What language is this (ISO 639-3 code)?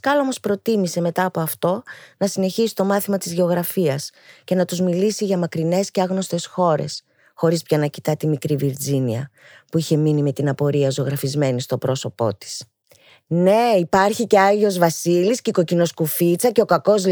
ell